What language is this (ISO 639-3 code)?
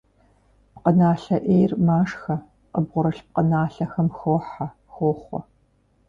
kbd